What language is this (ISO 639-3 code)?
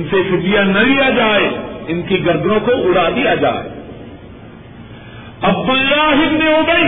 urd